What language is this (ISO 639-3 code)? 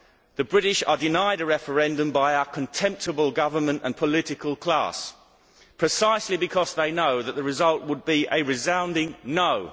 eng